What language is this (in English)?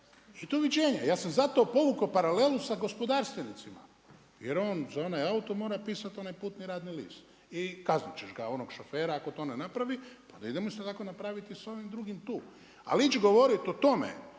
Croatian